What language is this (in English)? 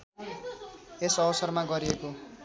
Nepali